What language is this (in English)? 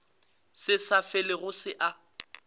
Northern Sotho